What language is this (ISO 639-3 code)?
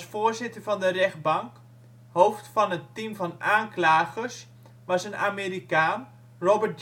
nld